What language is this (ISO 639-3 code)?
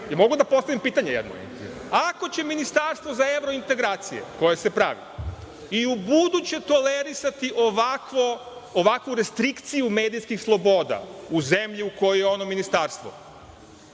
srp